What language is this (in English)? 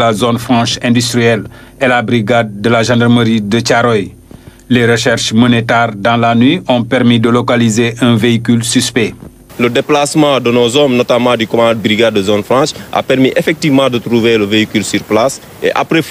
French